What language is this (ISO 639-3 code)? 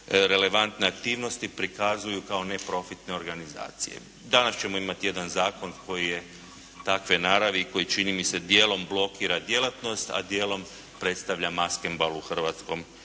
hrv